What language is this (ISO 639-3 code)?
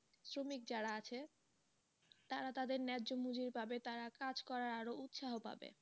ben